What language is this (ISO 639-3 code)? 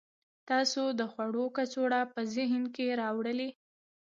pus